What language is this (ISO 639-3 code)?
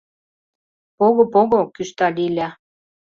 chm